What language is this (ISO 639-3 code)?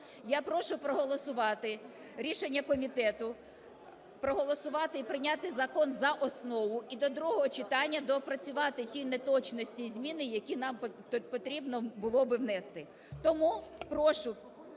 ukr